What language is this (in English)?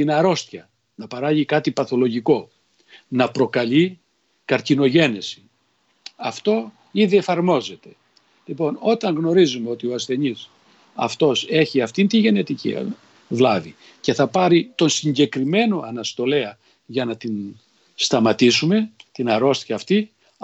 Greek